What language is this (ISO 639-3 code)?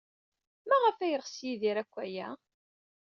kab